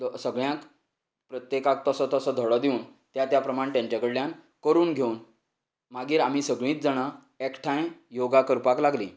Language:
Konkani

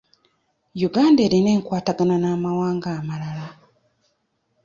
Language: Ganda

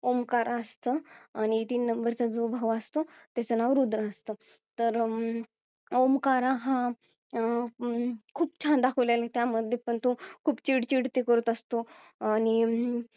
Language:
Marathi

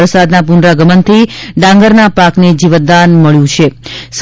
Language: Gujarati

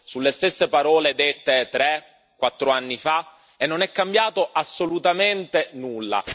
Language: Italian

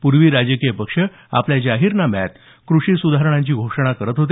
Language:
Marathi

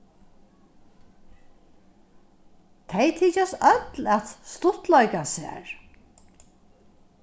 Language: Faroese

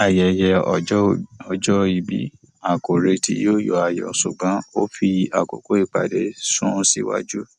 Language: Yoruba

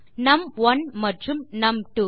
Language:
Tamil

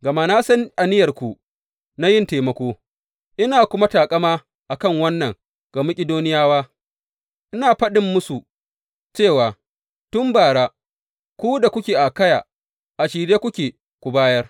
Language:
Hausa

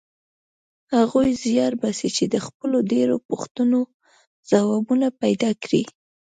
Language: Pashto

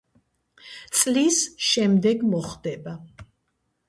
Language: Georgian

